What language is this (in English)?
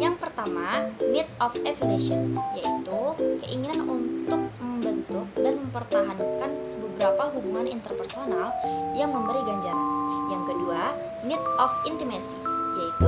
Indonesian